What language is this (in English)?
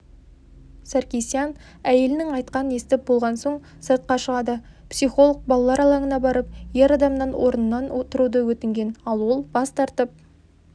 Kazakh